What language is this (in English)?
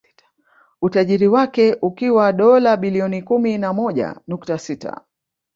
Swahili